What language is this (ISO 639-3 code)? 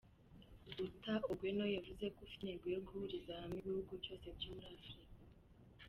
kin